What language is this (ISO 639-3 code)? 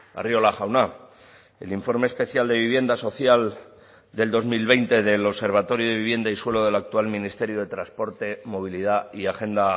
spa